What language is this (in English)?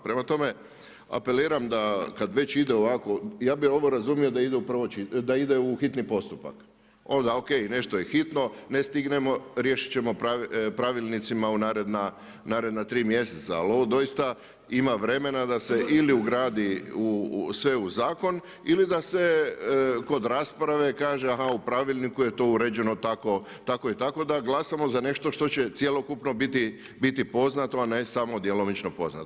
Croatian